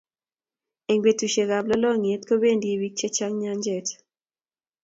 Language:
Kalenjin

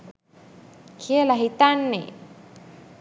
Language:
Sinhala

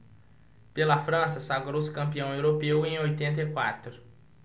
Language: Portuguese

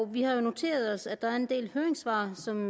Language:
Danish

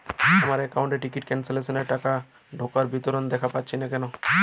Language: Bangla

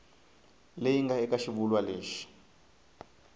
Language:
Tsonga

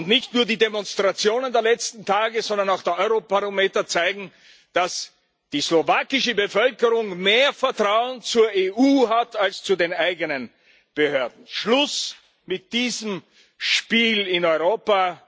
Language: German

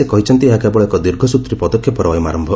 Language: Odia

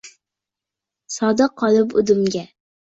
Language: Uzbek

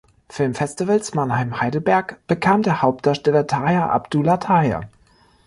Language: German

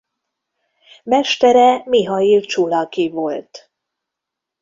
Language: Hungarian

